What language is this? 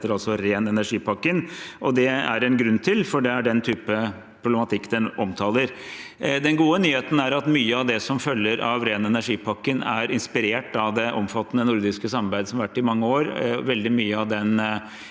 Norwegian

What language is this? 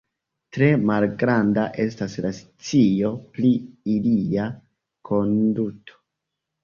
Esperanto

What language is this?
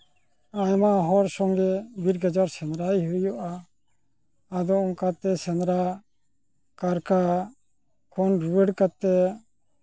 Santali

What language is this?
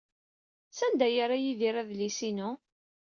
Kabyle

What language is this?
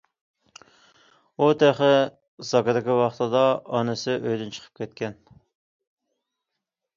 Uyghur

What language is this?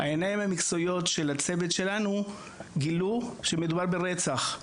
Hebrew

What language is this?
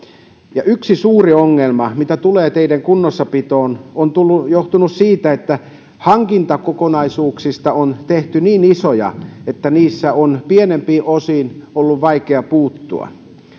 Finnish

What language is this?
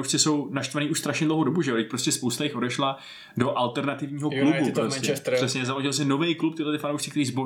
Czech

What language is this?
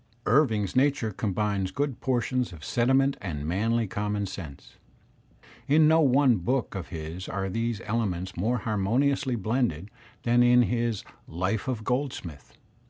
English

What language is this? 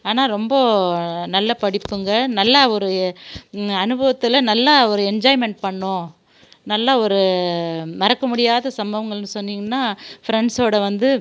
Tamil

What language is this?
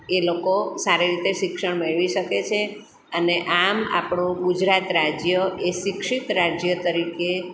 Gujarati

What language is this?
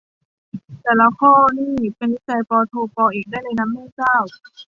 Thai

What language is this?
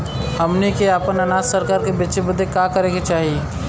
Bhojpuri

